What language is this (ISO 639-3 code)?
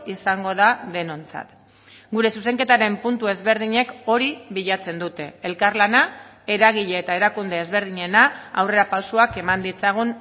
eus